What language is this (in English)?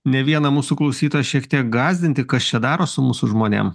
Lithuanian